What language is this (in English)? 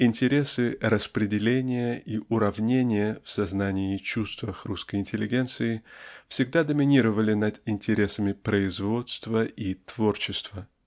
Russian